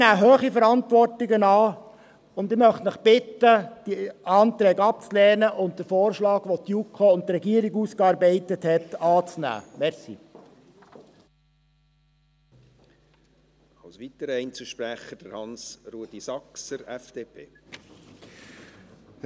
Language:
Swiss German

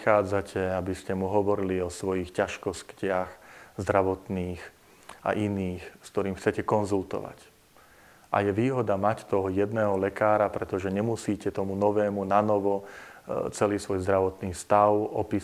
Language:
Slovak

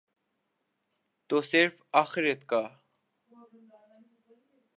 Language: Urdu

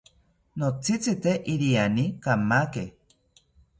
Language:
South Ucayali Ashéninka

